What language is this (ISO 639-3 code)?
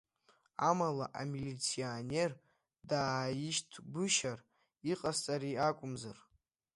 abk